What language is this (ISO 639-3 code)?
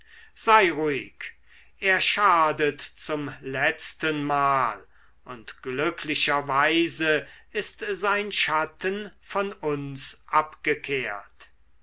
deu